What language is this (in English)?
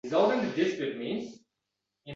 Uzbek